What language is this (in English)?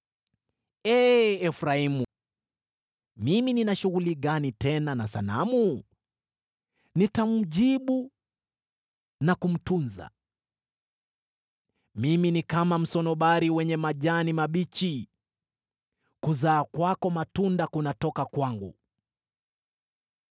Swahili